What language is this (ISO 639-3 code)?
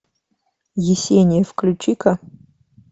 rus